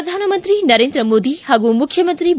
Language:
Kannada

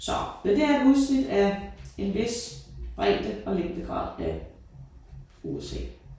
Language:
Danish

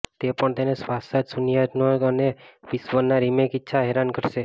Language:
Gujarati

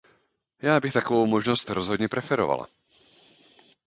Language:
Czech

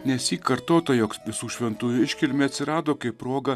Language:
Lithuanian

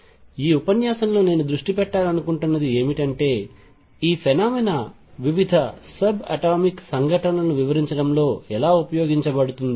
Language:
Telugu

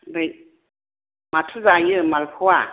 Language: Bodo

